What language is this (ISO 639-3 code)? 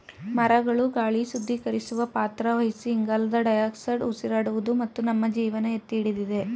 kan